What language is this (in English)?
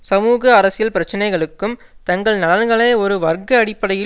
Tamil